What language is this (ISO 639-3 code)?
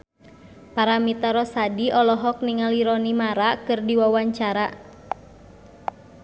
sun